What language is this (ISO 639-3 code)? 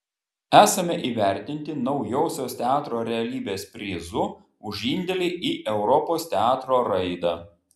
lit